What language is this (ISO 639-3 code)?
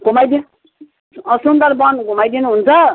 nep